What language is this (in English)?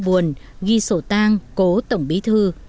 Vietnamese